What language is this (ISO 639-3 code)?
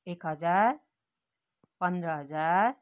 nep